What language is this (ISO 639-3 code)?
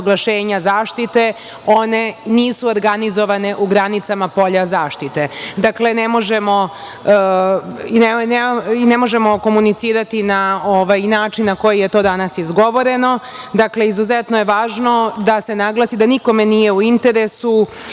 srp